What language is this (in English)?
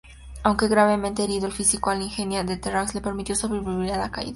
Spanish